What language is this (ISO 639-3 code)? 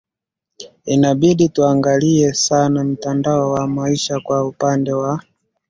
swa